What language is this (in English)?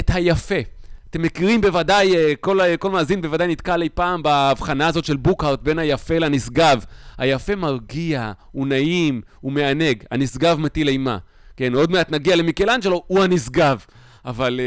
Hebrew